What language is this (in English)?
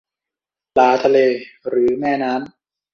Thai